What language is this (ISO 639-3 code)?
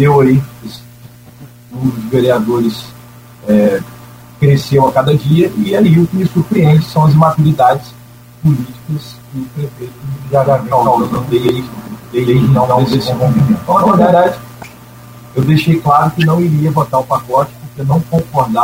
por